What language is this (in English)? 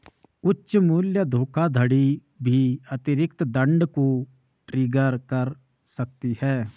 Hindi